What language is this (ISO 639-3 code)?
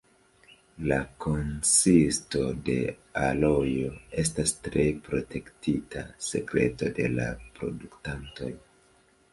epo